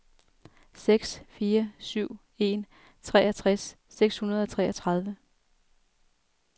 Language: Danish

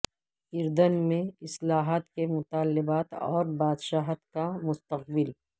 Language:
Urdu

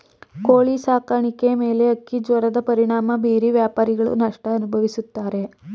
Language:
Kannada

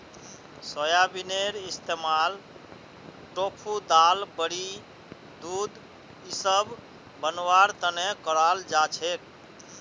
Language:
Magahi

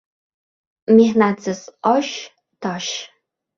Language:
Uzbek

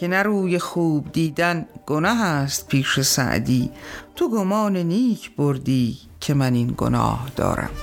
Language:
Persian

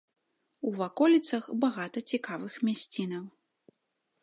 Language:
Belarusian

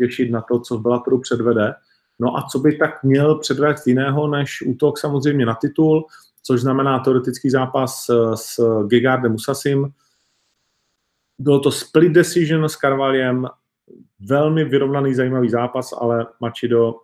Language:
Czech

